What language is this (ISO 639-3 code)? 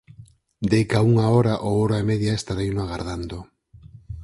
glg